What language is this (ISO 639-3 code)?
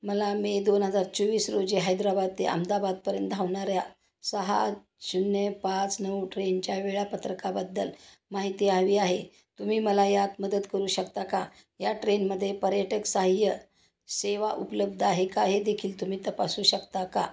mar